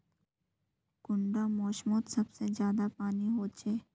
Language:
Magahi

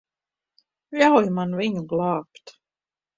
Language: Latvian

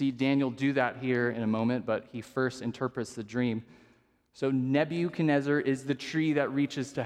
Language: English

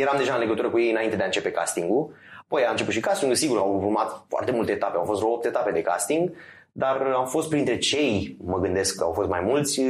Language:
Romanian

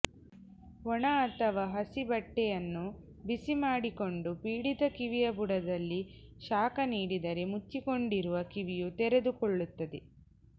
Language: Kannada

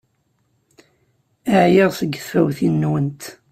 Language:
Kabyle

